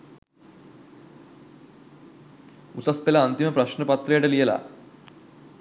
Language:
Sinhala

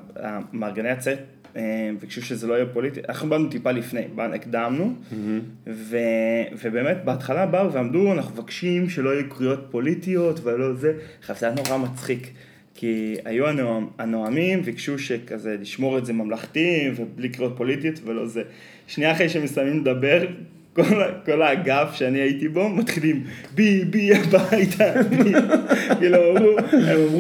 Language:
Hebrew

